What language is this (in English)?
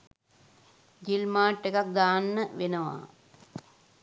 Sinhala